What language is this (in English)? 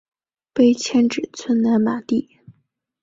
Chinese